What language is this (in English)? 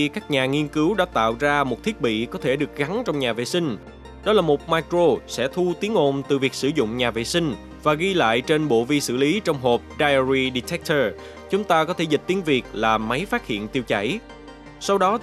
Vietnamese